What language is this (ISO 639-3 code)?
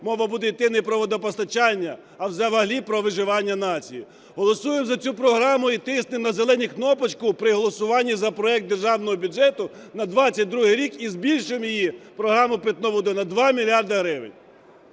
ukr